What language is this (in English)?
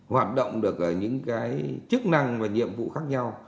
Vietnamese